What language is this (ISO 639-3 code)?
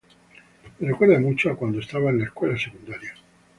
spa